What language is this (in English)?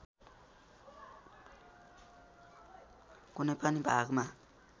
Nepali